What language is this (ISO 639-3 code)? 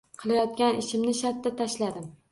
uzb